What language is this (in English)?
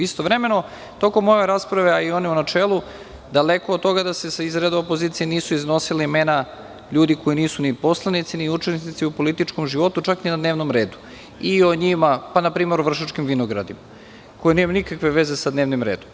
Serbian